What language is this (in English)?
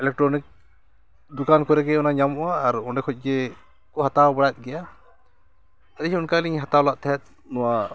Santali